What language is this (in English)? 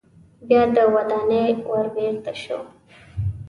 Pashto